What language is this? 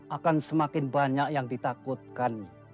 Indonesian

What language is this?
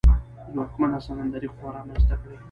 Pashto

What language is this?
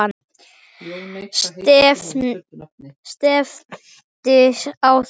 Icelandic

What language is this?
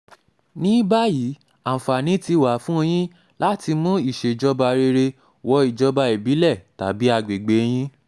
Yoruba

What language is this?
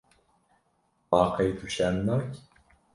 Kurdish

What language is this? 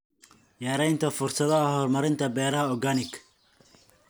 Somali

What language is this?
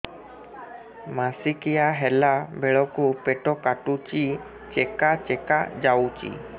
Odia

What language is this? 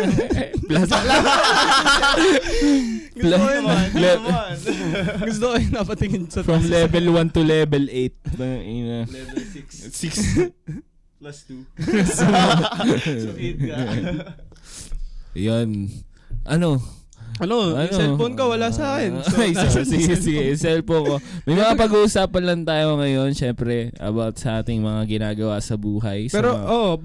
Filipino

